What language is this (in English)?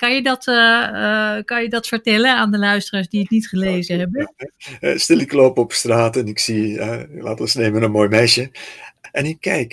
Dutch